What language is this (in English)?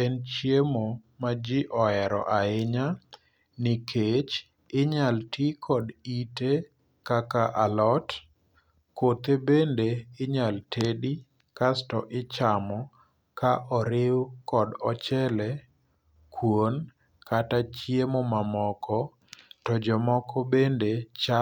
Luo (Kenya and Tanzania)